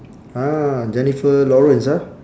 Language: English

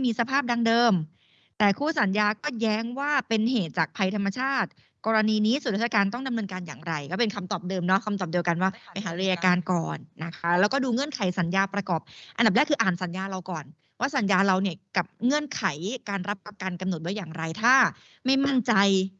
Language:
Thai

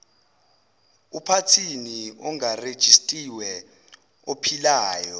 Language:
Zulu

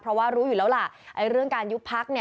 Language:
Thai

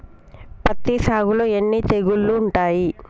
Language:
Telugu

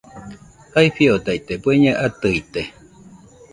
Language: Nüpode Huitoto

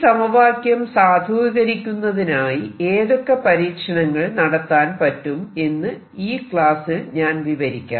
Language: Malayalam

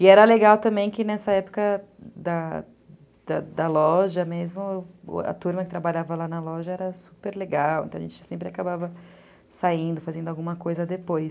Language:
Portuguese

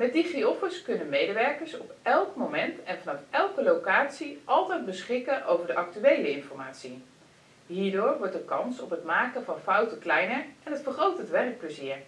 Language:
Dutch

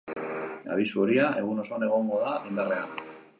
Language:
Basque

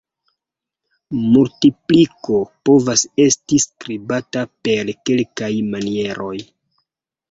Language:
Esperanto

